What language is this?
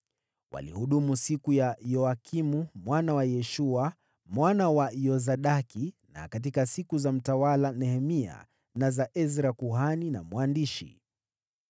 Swahili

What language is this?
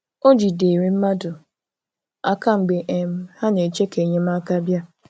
Igbo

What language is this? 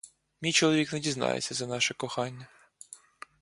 Ukrainian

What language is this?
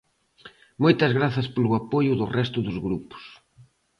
Galician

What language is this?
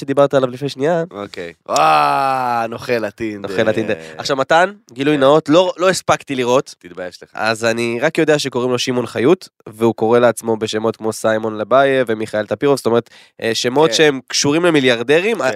Hebrew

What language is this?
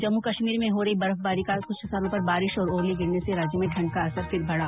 Hindi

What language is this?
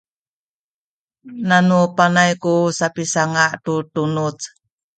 Sakizaya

